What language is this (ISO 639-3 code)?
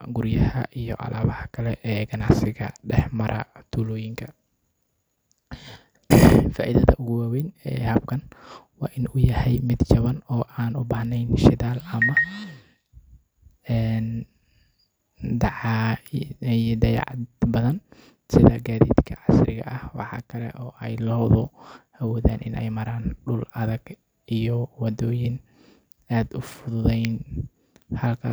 som